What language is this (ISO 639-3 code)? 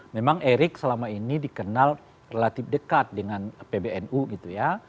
ind